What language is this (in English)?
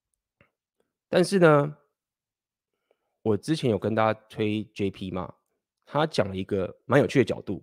Chinese